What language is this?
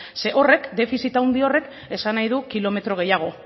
Basque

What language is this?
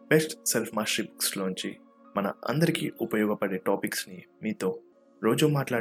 Telugu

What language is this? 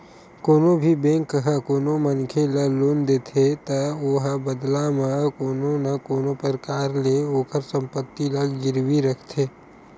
Chhattisgarhi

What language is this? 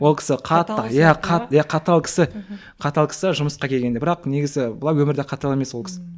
Kazakh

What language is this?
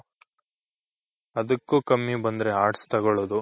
Kannada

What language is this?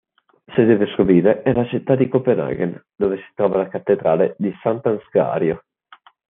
Italian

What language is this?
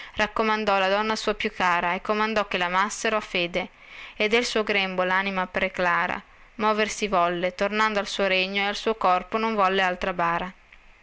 Italian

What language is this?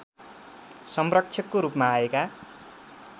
Nepali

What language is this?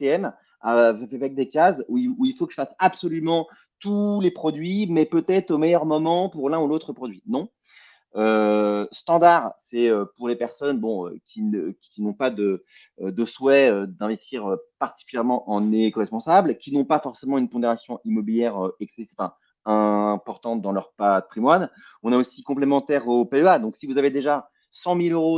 French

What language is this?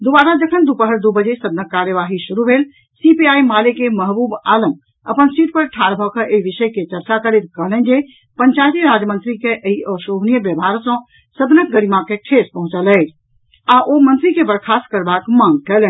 Maithili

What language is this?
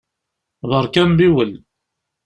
Kabyle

